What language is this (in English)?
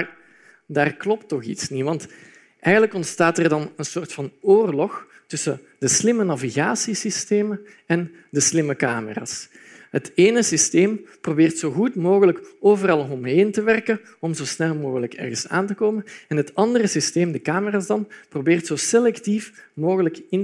Dutch